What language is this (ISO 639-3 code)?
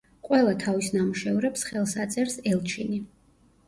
kat